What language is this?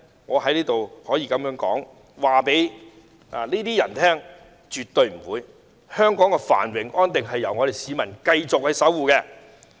Cantonese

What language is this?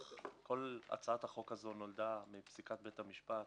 Hebrew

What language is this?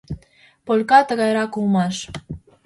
Mari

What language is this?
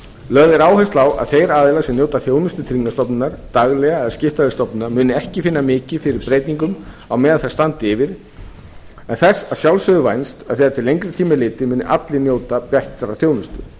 Icelandic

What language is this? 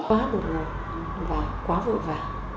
Vietnamese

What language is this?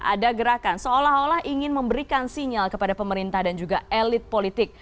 Indonesian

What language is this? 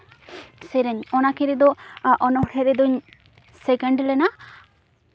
Santali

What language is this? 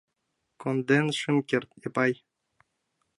Mari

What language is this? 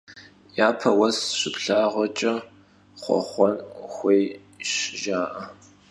Kabardian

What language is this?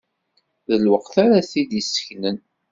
Kabyle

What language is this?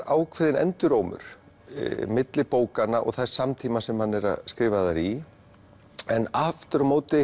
Icelandic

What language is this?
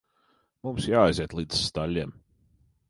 Latvian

